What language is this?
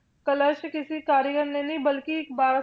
Punjabi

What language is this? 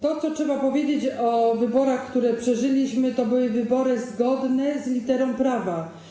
Polish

